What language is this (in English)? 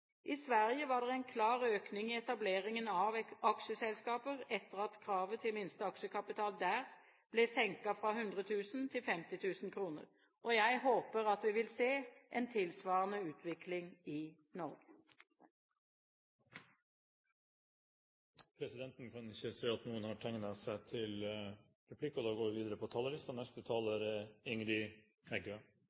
Norwegian